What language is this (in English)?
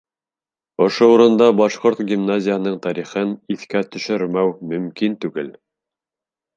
Bashkir